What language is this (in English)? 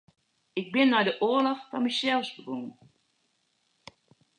Western Frisian